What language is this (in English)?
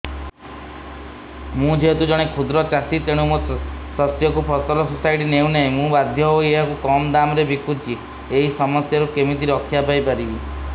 Odia